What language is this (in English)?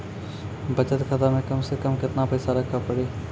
Maithili